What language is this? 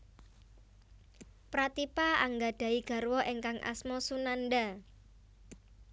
Javanese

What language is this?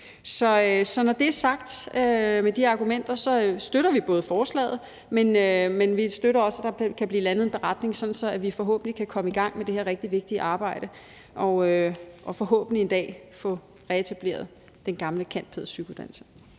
Danish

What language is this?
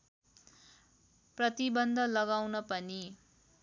Nepali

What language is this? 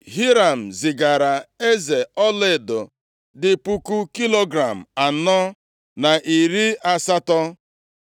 Igbo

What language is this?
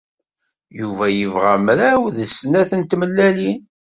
Kabyle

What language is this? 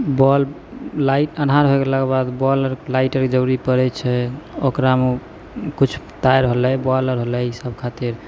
Maithili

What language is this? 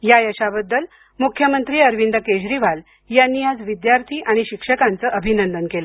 Marathi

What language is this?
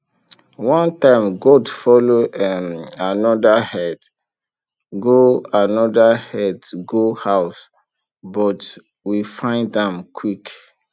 Nigerian Pidgin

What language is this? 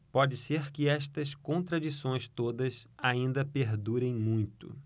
Portuguese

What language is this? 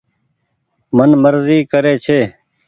Goaria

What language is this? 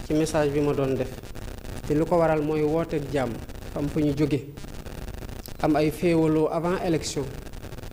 French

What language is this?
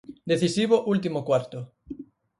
Galician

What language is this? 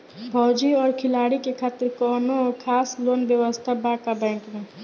Bhojpuri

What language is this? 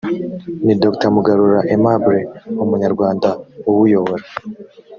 Kinyarwanda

